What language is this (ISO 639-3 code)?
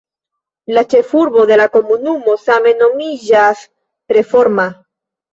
epo